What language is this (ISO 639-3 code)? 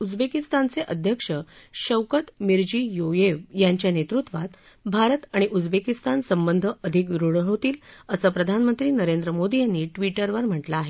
mar